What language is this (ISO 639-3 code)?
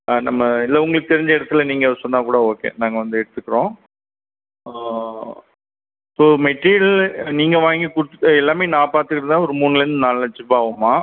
tam